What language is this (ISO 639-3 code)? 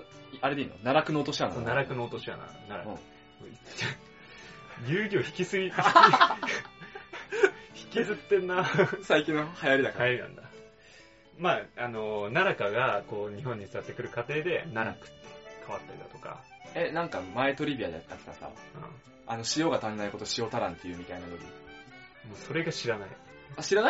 jpn